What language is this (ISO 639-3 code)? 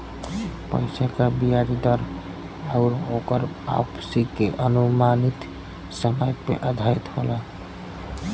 bho